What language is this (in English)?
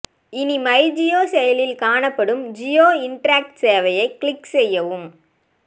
Tamil